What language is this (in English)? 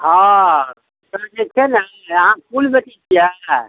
Maithili